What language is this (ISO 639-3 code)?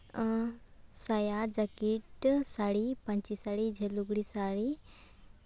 sat